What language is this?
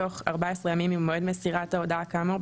Hebrew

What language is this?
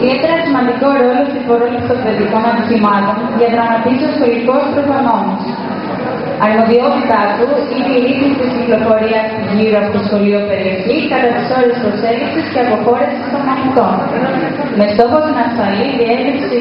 Greek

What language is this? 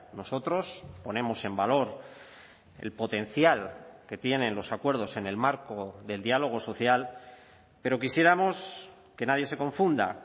Spanish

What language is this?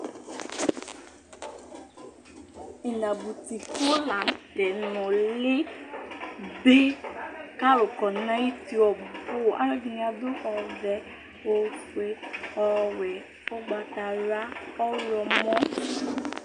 Ikposo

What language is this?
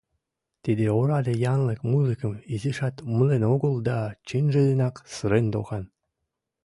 Mari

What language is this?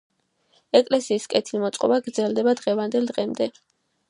Georgian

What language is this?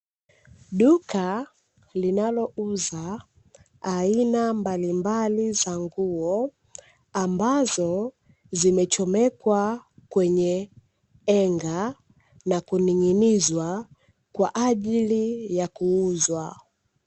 Swahili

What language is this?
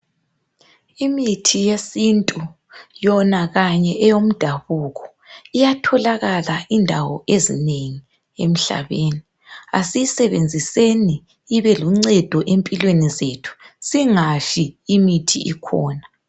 North Ndebele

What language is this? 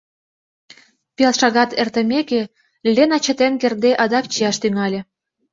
Mari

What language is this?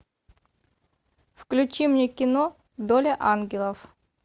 Russian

